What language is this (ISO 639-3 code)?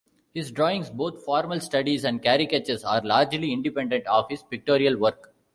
eng